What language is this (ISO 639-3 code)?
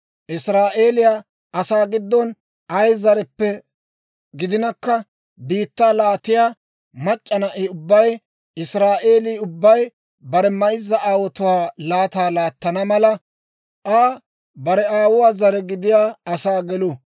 dwr